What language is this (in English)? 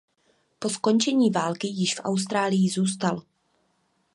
Czech